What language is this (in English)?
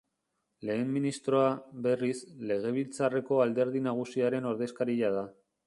Basque